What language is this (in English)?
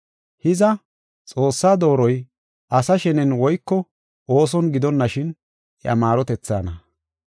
Gofa